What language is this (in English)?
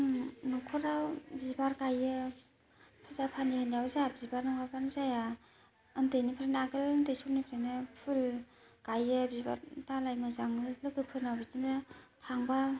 Bodo